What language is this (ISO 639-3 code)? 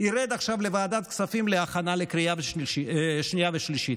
heb